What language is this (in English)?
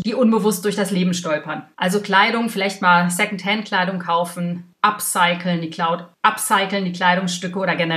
German